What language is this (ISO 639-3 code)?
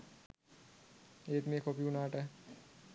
sin